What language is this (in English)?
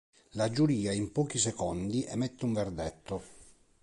Italian